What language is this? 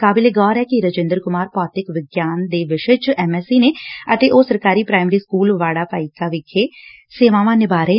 Punjabi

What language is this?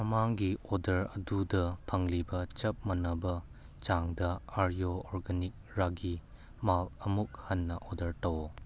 Manipuri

